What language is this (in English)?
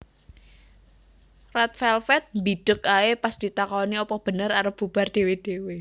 Javanese